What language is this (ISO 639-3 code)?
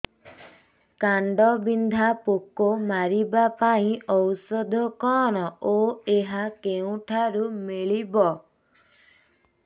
ori